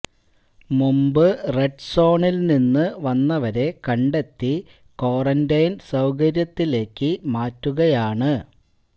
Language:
Malayalam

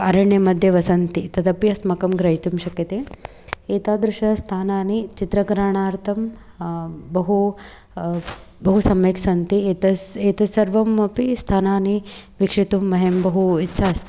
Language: Sanskrit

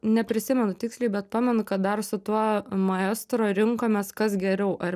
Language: Lithuanian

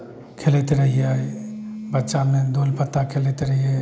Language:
Maithili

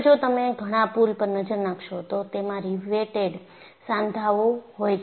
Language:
Gujarati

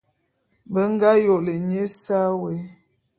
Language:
Bulu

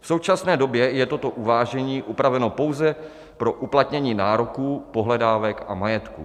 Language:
Czech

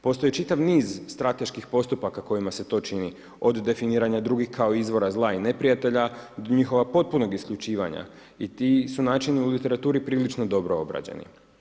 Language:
Croatian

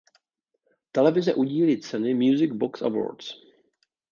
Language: Czech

